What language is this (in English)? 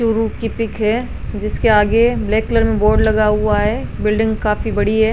Rajasthani